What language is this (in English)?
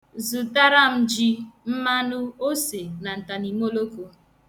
Igbo